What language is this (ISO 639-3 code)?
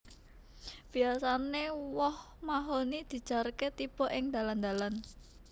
jav